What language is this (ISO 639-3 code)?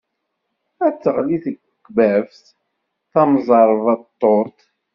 kab